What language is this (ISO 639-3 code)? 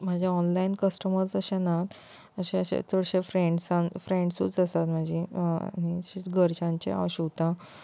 kok